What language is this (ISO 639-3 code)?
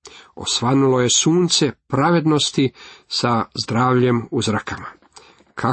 hrv